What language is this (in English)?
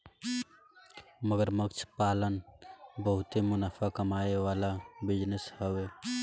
Bhojpuri